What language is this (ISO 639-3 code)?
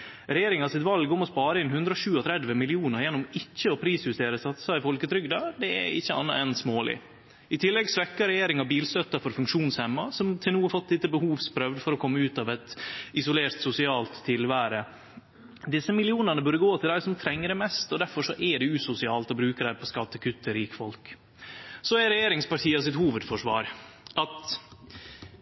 nno